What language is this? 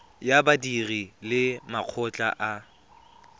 Tswana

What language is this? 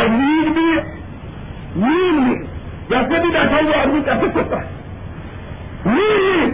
Urdu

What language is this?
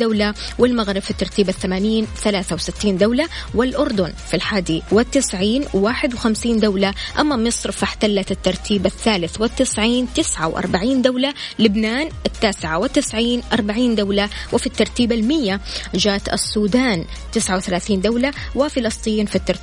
Arabic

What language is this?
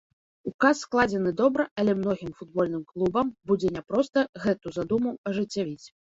Belarusian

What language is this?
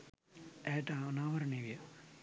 Sinhala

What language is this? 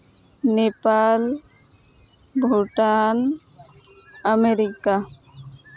Santali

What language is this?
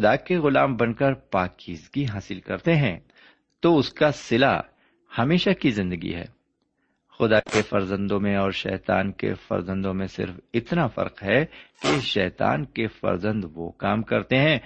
Urdu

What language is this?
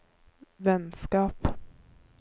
Norwegian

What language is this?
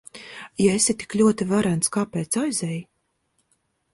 Latvian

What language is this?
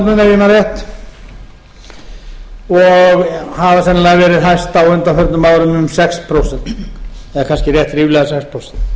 Icelandic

